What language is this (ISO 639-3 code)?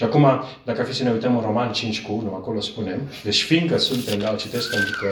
ron